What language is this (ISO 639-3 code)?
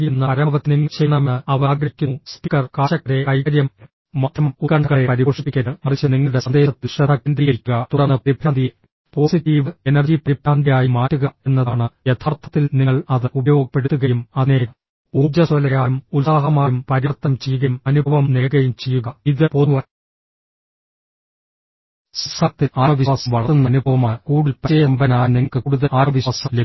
mal